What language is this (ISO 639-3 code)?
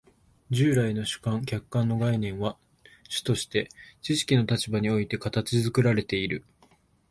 jpn